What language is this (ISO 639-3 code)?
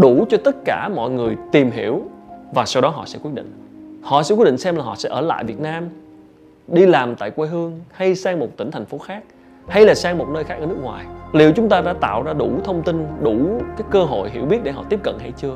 vie